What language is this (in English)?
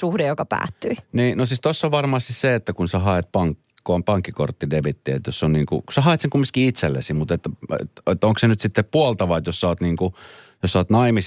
Finnish